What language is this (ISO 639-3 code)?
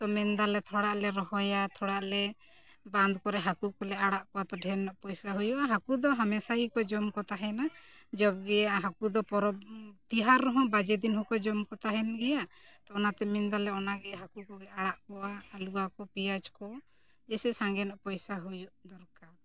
sat